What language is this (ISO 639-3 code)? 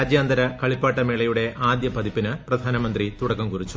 mal